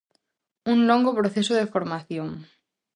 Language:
Galician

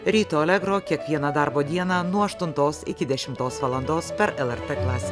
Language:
Lithuanian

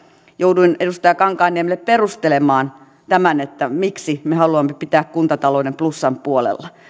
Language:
Finnish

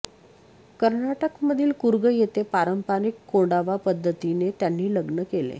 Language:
Marathi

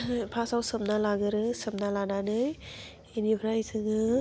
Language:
Bodo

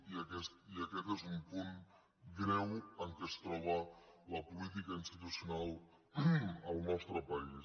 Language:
Catalan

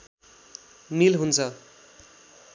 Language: Nepali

